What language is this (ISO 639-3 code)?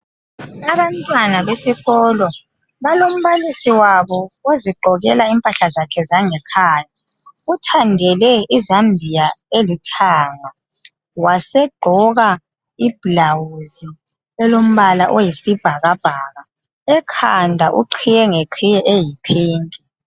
nde